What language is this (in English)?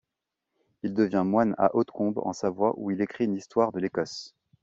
French